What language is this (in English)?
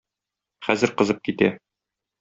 Tatar